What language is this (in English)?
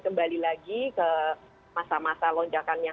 Indonesian